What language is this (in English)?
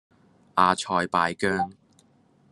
Cantonese